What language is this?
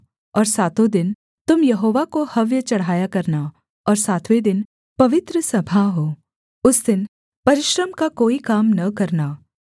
Hindi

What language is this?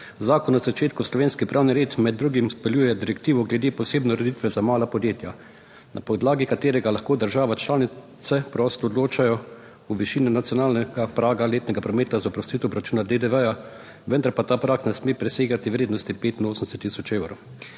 Slovenian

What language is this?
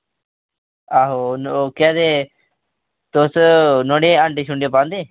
Dogri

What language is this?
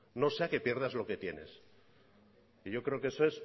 Spanish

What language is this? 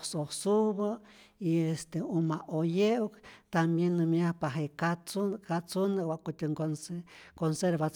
Rayón Zoque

